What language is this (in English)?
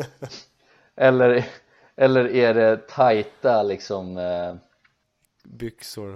Swedish